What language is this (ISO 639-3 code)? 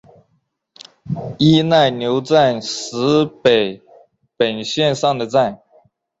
zho